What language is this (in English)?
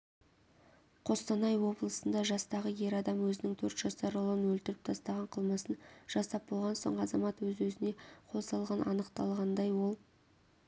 Kazakh